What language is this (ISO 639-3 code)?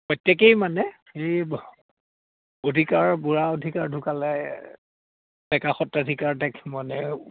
asm